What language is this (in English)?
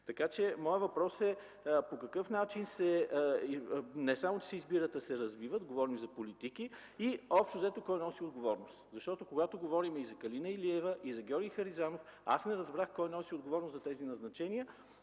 Bulgarian